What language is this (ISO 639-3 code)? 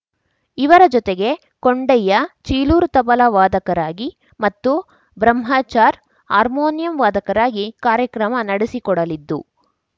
kan